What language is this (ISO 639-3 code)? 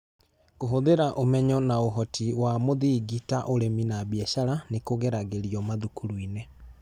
kik